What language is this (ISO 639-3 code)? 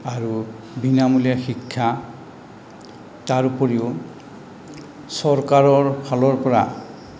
asm